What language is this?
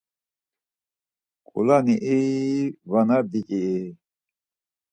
Laz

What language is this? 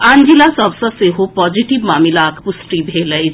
Maithili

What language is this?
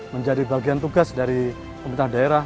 Indonesian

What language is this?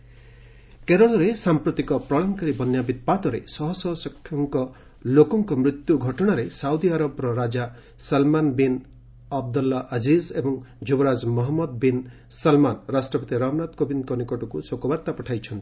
Odia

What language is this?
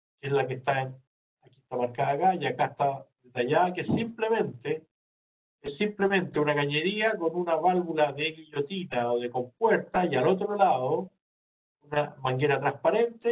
Spanish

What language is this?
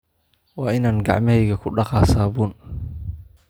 Somali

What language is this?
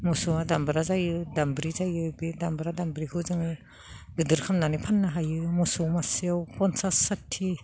Bodo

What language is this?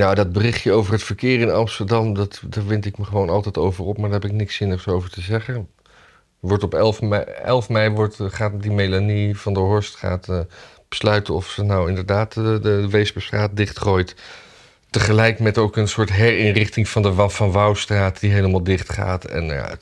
Dutch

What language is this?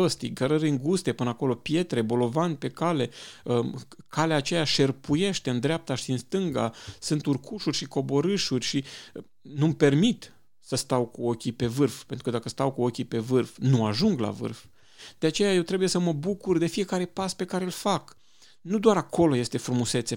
Romanian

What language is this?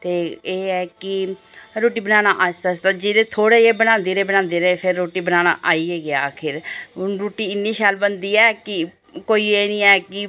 Dogri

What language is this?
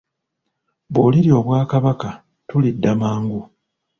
Ganda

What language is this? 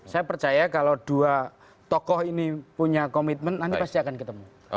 Indonesian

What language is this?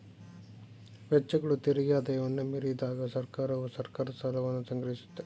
Kannada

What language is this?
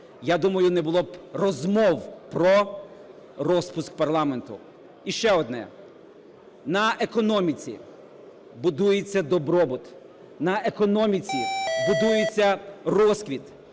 Ukrainian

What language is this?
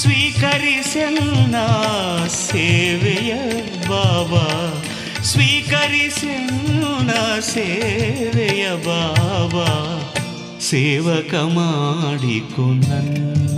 Kannada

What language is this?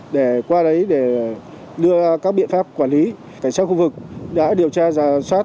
Vietnamese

